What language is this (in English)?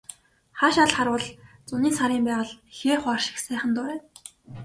Mongolian